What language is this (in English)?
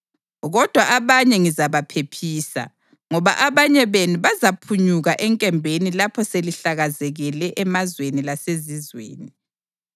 North Ndebele